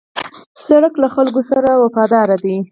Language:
Pashto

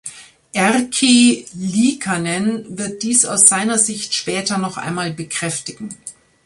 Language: German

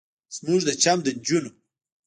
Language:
Pashto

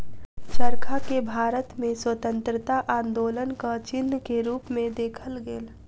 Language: Maithili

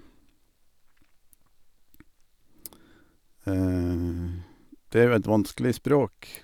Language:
Norwegian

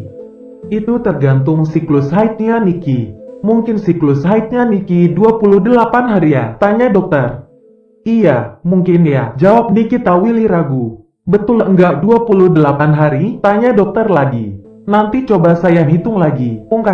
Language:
Indonesian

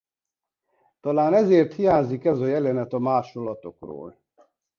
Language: Hungarian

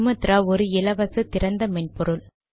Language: Tamil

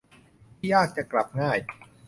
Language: Thai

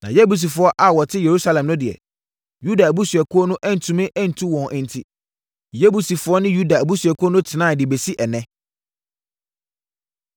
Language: Akan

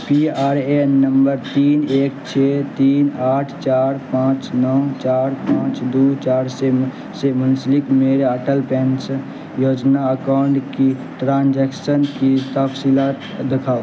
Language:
Urdu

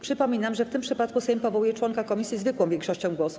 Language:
Polish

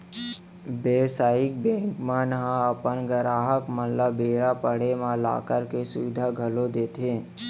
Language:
Chhattisgarhi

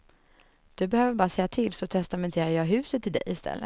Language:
Swedish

